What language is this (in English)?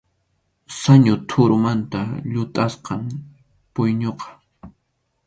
Arequipa-La Unión Quechua